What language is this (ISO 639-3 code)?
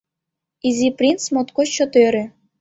chm